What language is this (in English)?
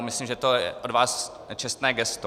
Czech